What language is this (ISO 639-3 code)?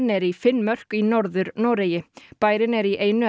isl